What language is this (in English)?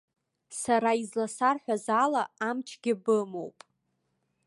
Abkhazian